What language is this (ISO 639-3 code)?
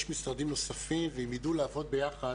heb